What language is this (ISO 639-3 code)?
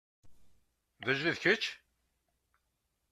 kab